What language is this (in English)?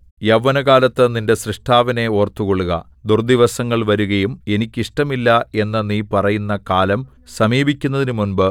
Malayalam